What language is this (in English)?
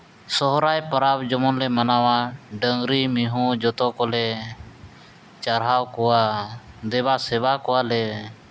Santali